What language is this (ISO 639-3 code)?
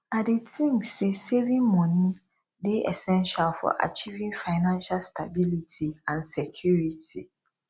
pcm